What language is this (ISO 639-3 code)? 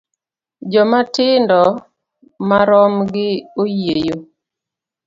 luo